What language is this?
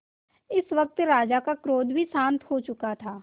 Hindi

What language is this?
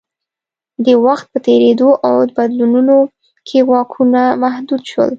Pashto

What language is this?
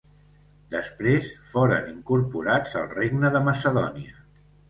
Catalan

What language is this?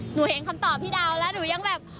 Thai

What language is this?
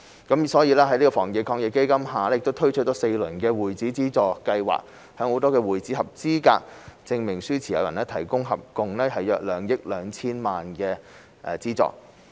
Cantonese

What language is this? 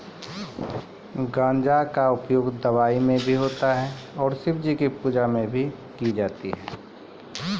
Maithili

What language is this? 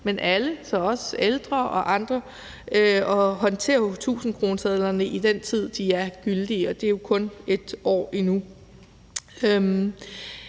Danish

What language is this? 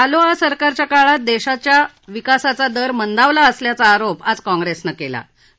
Marathi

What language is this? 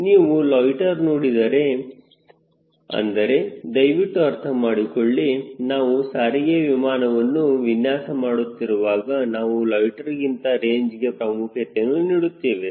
Kannada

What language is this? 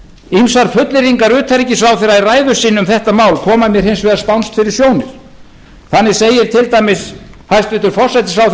Icelandic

